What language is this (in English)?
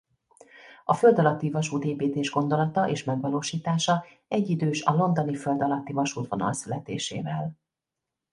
Hungarian